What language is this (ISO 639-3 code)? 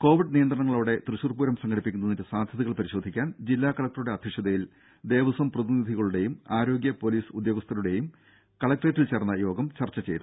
mal